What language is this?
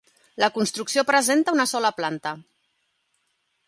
Catalan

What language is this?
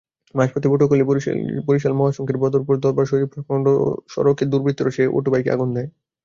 Bangla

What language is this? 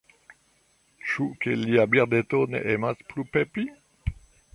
Esperanto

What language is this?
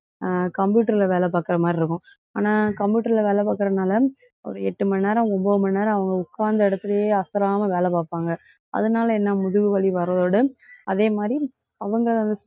Tamil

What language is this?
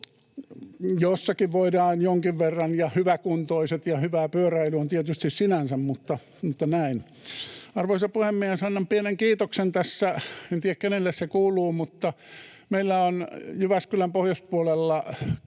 Finnish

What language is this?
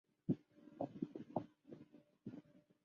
Chinese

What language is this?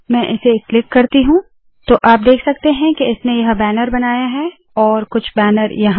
Hindi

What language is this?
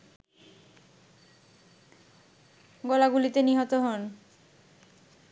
Bangla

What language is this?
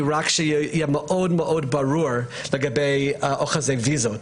Hebrew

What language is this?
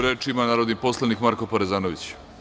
Serbian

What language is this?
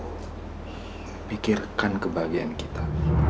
Indonesian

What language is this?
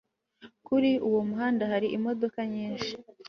Kinyarwanda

